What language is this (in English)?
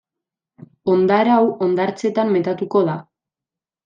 Basque